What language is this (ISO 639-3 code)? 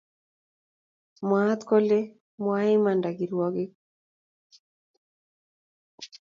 kln